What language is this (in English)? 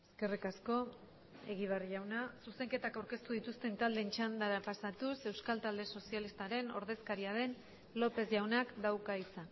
Basque